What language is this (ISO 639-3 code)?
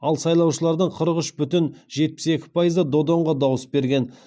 kaz